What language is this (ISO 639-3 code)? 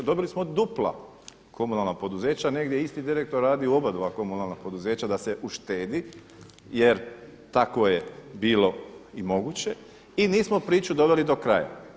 hrv